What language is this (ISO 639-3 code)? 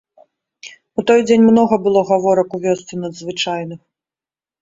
bel